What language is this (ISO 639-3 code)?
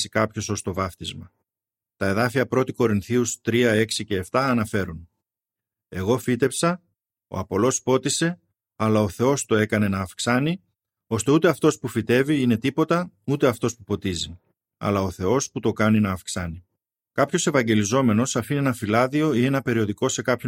ell